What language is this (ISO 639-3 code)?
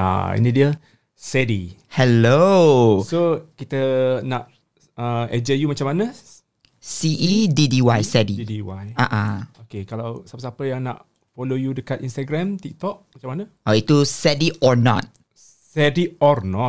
msa